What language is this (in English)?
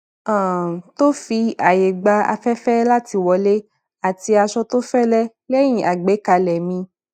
Yoruba